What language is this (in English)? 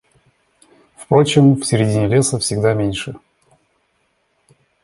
Russian